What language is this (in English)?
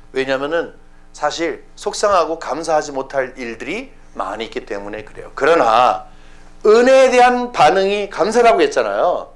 Korean